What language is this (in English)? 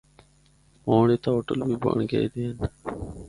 Northern Hindko